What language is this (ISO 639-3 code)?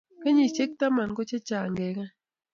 kln